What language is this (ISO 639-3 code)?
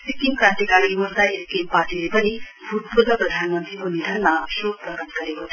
nep